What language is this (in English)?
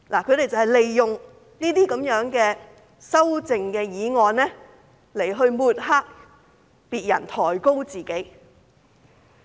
Cantonese